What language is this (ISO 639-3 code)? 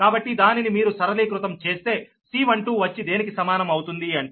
tel